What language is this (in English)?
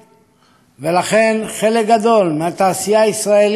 Hebrew